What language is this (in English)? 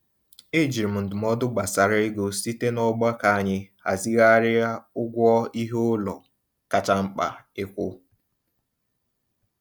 Igbo